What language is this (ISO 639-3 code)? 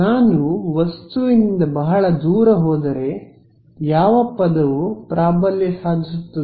kan